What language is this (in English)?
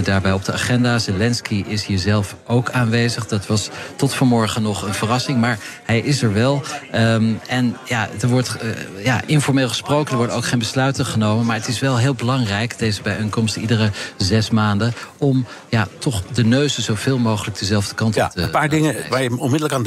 Dutch